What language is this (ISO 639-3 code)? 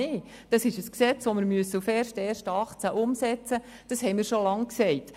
gsw